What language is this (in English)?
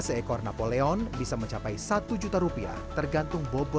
Indonesian